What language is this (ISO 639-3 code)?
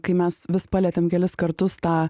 lit